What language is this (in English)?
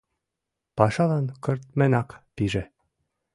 Mari